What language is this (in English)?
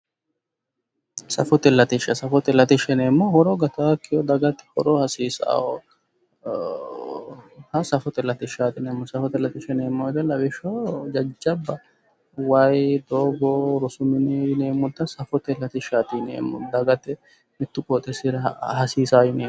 Sidamo